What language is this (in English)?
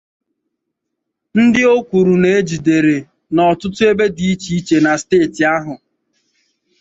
Igbo